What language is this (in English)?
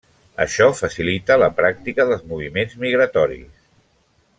Catalan